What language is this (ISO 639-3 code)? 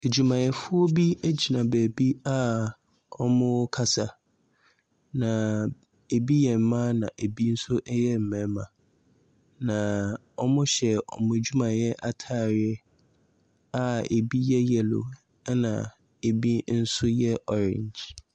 aka